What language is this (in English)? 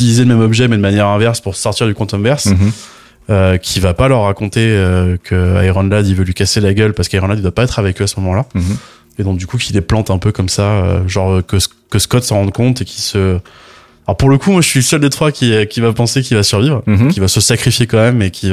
French